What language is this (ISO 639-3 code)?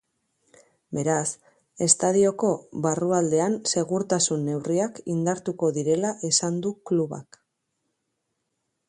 eus